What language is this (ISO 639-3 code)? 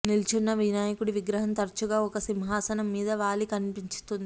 tel